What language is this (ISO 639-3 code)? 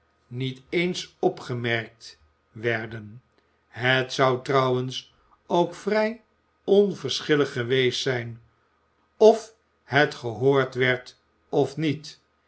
nld